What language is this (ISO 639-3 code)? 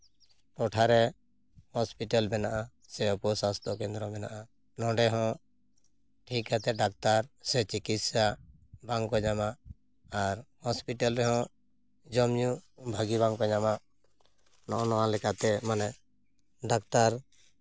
sat